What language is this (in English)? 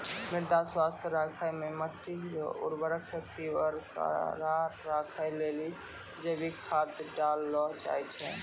Maithili